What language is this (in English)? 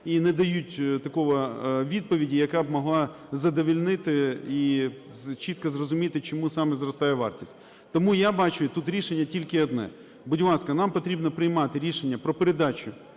Ukrainian